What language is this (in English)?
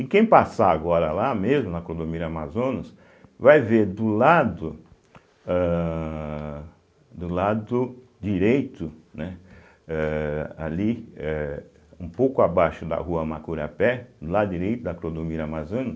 Portuguese